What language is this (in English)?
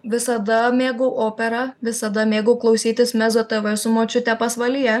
Lithuanian